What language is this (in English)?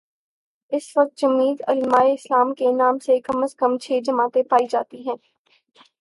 Urdu